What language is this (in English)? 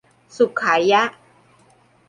Thai